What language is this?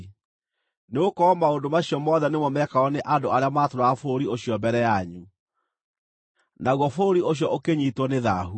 Kikuyu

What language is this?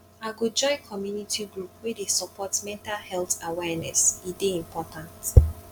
Nigerian Pidgin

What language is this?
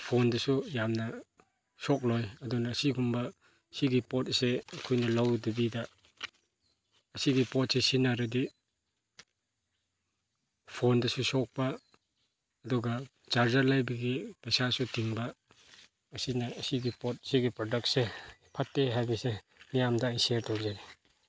Manipuri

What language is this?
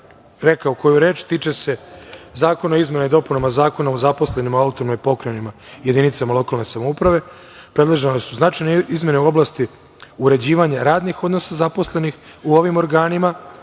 Serbian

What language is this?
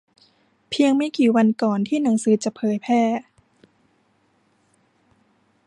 Thai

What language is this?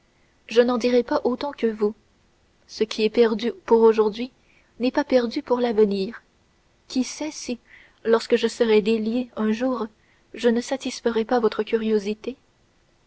French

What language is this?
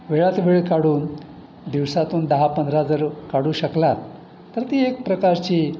Marathi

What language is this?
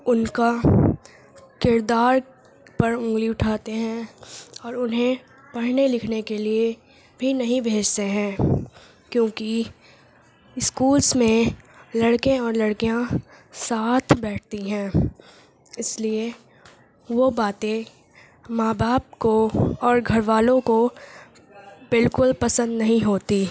Urdu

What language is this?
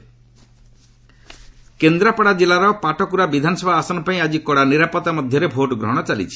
Odia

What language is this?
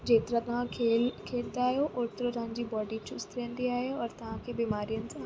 Sindhi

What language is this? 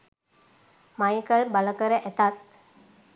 Sinhala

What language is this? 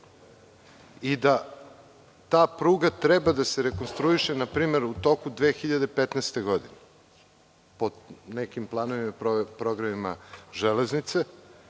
Serbian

